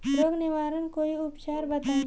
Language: Bhojpuri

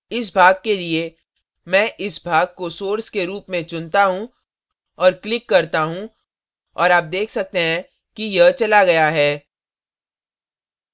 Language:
Hindi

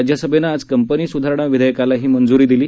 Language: Marathi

